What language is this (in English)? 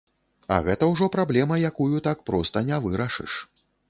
Belarusian